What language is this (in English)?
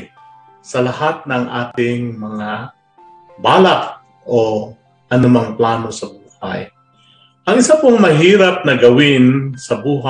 Filipino